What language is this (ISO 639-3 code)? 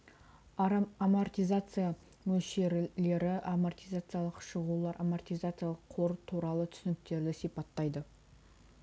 kaz